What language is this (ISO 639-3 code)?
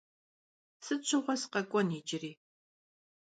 kbd